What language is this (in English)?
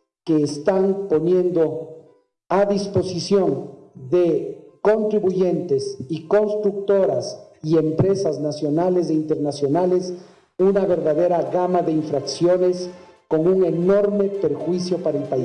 Spanish